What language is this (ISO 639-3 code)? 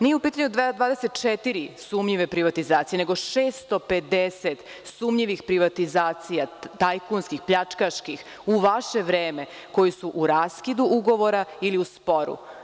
srp